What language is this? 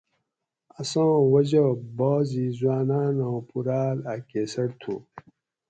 Gawri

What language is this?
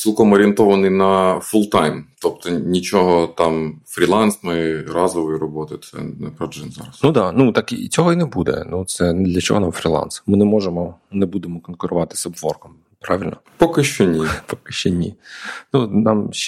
Ukrainian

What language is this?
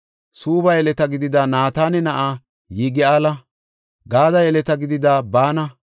Gofa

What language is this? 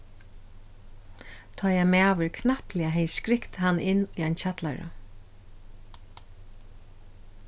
Faroese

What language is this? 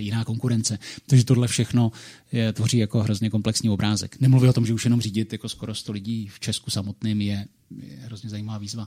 Czech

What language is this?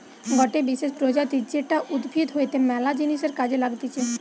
Bangla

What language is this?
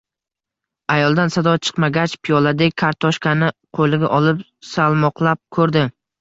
Uzbek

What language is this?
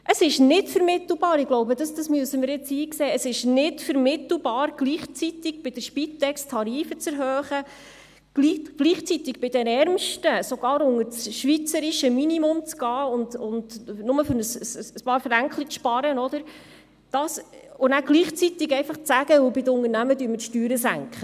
Swiss German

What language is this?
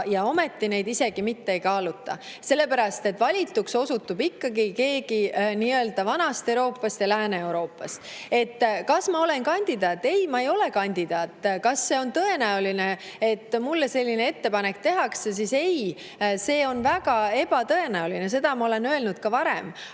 Estonian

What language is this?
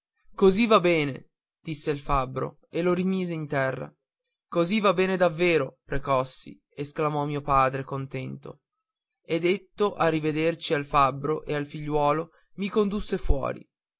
Italian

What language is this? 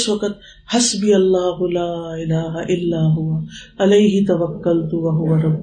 Urdu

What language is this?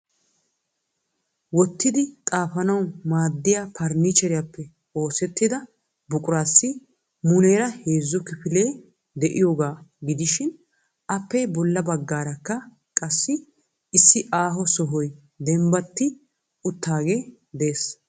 Wolaytta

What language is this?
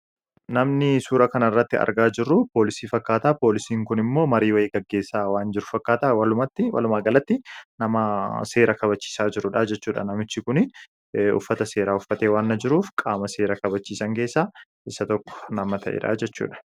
Oromo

